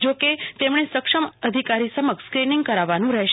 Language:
Gujarati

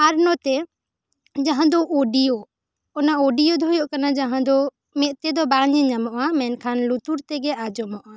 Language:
Santali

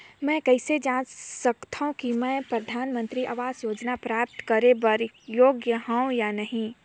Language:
Chhattisgarhi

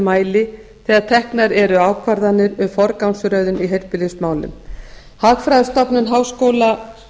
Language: Icelandic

